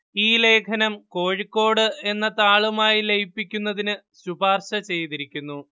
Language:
Malayalam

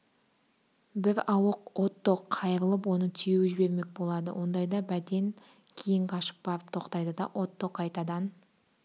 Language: Kazakh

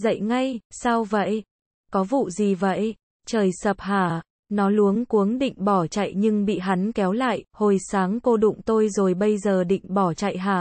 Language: Vietnamese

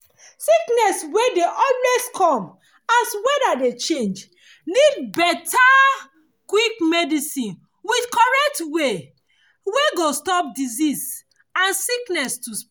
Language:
Nigerian Pidgin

